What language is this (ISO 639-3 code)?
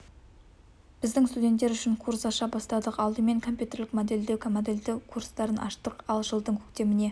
kaz